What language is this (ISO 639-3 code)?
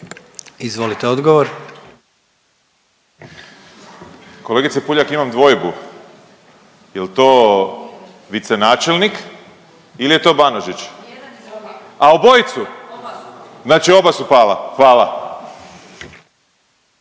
hrv